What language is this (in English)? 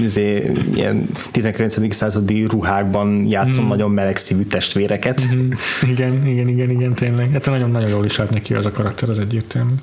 Hungarian